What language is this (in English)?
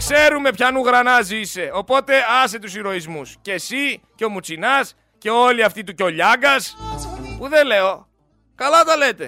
Greek